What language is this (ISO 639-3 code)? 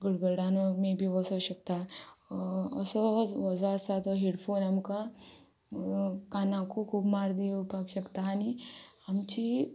kok